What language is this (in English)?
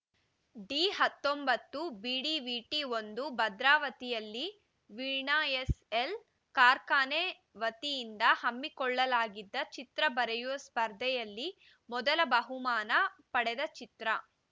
Kannada